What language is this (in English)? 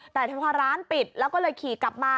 Thai